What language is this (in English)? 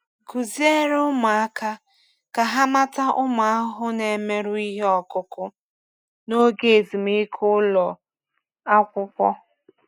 Igbo